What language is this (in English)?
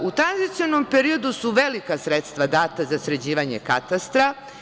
Serbian